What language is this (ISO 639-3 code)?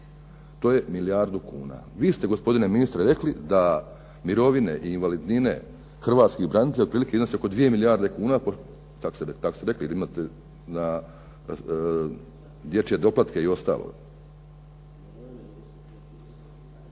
hrv